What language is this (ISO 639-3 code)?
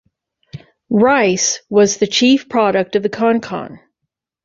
eng